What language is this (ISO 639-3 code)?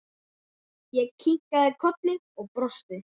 isl